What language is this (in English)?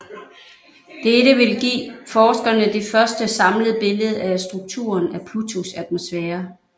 Danish